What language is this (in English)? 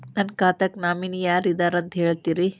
Kannada